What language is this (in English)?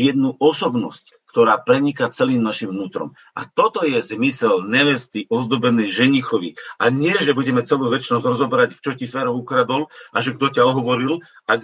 Slovak